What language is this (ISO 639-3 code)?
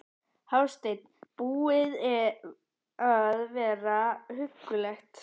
isl